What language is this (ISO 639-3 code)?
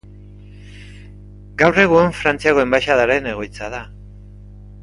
eus